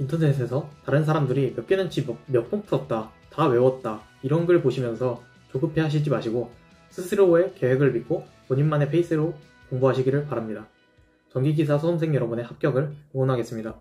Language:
Korean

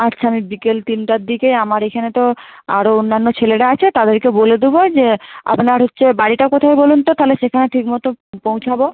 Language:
Bangla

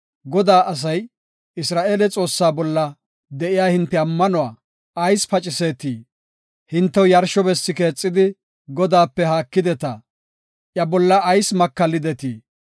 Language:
Gofa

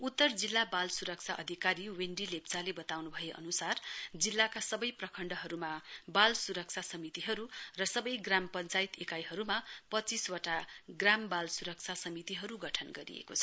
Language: Nepali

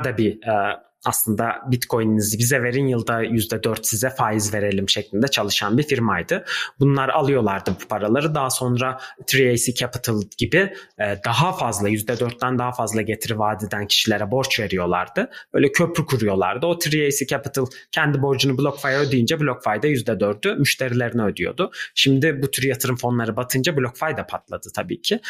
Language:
Turkish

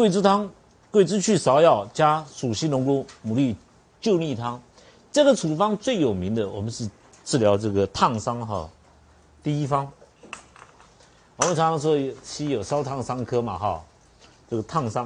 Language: Chinese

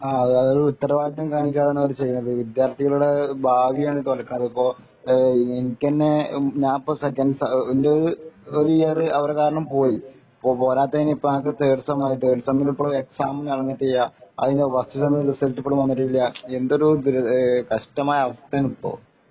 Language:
Malayalam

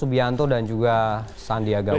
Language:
Indonesian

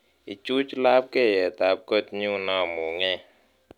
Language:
Kalenjin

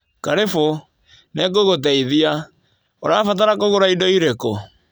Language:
Kikuyu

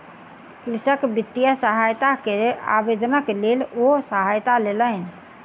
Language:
Maithili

